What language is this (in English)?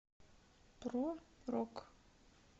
Russian